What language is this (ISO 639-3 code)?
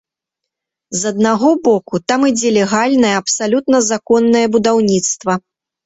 bel